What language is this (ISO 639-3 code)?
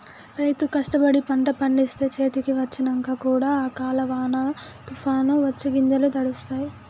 tel